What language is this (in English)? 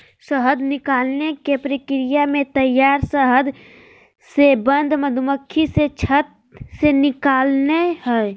Magahi